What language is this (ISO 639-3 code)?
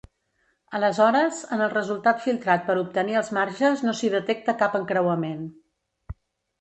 cat